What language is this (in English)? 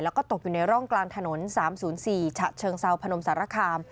Thai